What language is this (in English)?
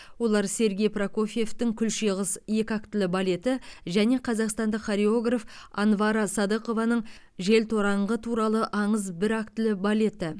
Kazakh